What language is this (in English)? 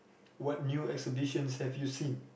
English